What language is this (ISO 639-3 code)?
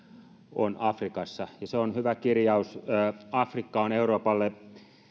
fin